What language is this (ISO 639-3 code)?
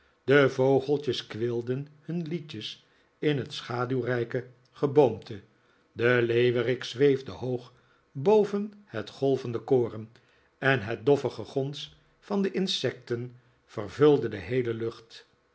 nld